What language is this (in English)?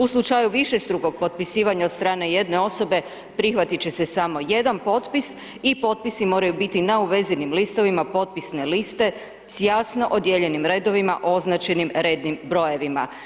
Croatian